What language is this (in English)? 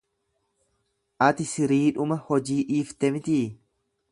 Oromo